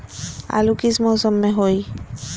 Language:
Magahi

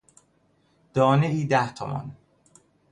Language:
Persian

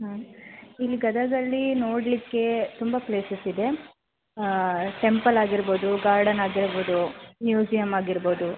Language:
Kannada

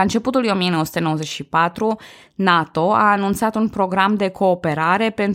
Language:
Romanian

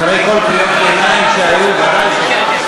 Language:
Hebrew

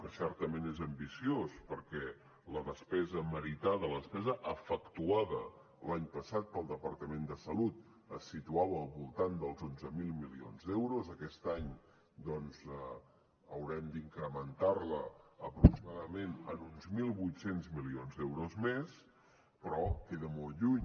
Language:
Catalan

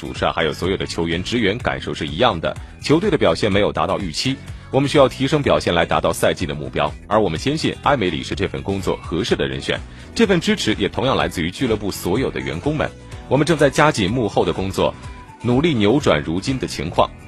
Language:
Chinese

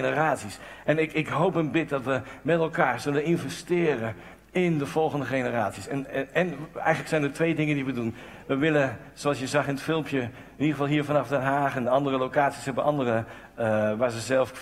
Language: Dutch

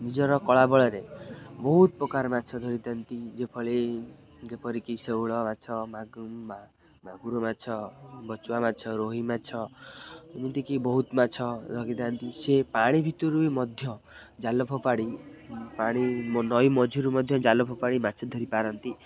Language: Odia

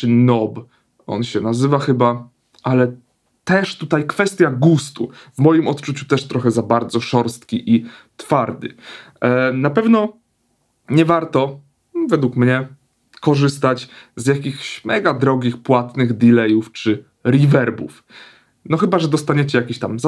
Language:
Polish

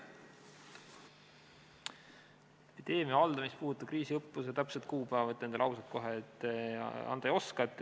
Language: Estonian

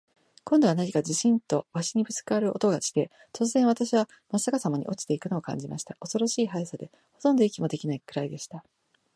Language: Japanese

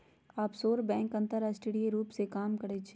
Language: Magahi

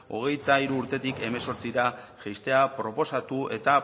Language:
Basque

